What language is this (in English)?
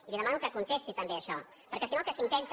Catalan